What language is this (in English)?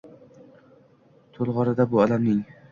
Uzbek